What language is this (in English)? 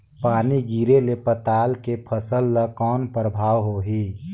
Chhattisgarhi